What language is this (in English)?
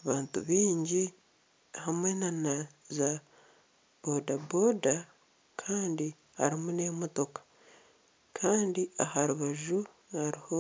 Nyankole